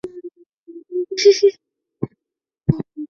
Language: Chinese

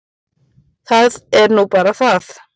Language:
Icelandic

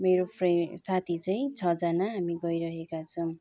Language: Nepali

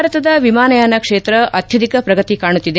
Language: Kannada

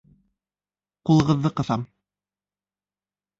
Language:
Bashkir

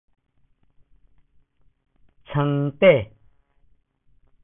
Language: Min Nan Chinese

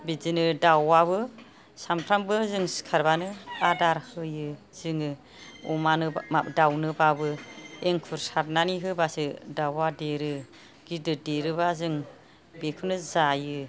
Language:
Bodo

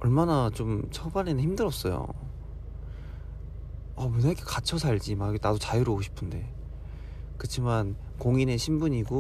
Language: Korean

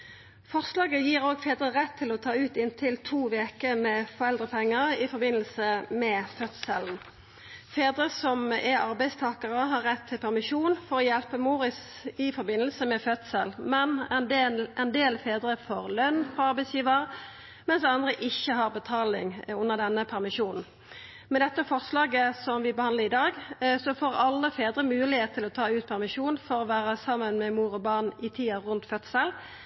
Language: Norwegian Nynorsk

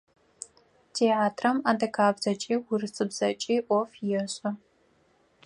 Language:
Adyghe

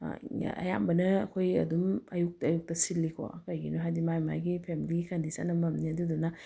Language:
Manipuri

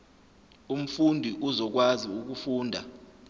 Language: Zulu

